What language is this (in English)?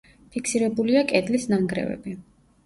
Georgian